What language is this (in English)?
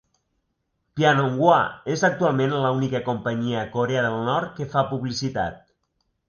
Catalan